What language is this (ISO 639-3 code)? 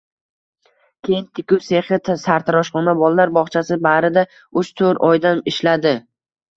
uzb